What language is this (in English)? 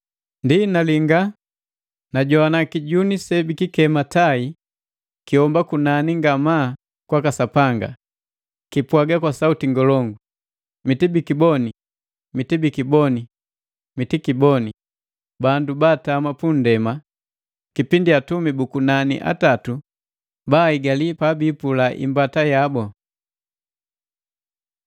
Matengo